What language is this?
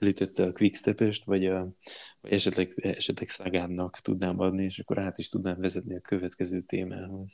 Hungarian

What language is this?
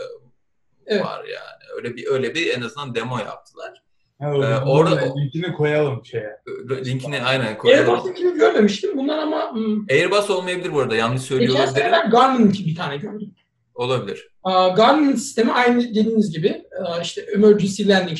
Turkish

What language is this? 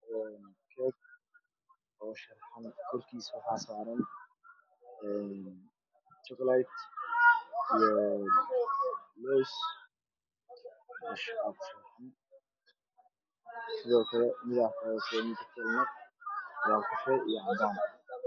Somali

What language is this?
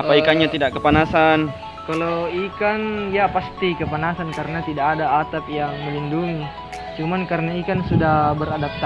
Indonesian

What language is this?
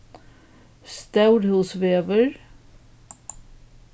Faroese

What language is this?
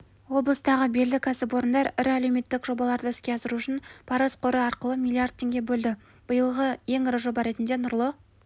Kazakh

